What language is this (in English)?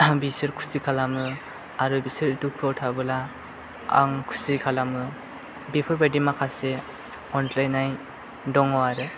Bodo